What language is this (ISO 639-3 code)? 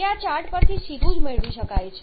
guj